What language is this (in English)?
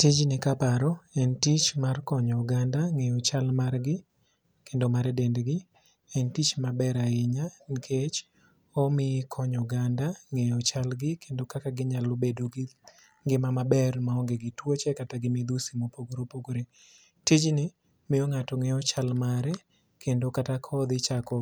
Luo (Kenya and Tanzania)